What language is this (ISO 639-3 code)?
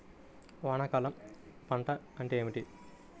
tel